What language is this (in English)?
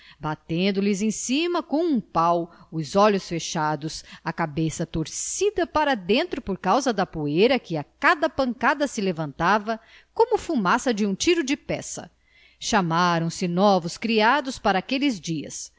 Portuguese